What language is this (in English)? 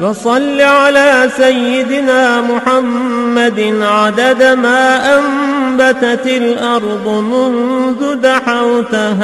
Arabic